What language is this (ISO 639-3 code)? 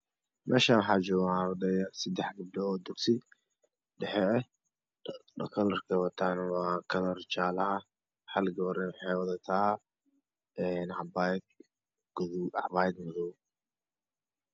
som